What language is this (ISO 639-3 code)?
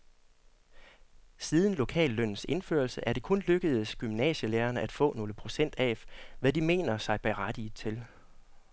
dan